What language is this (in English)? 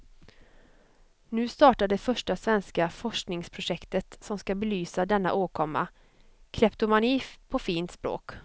Swedish